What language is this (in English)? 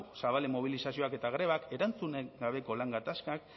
Basque